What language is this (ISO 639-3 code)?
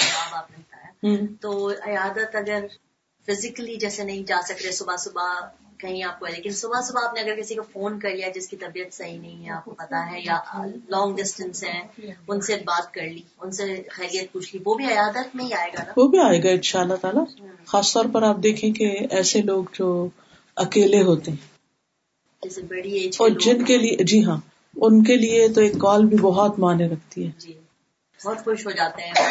urd